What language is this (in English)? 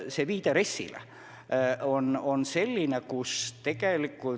Estonian